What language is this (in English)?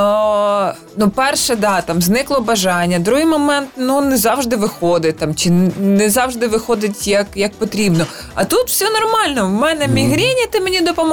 Ukrainian